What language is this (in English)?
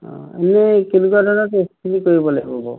Assamese